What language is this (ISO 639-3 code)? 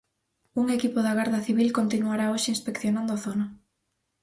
glg